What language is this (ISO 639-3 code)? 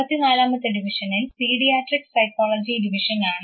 mal